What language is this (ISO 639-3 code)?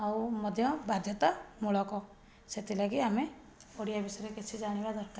ori